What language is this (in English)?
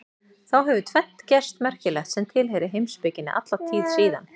Icelandic